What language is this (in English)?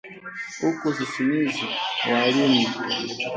Swahili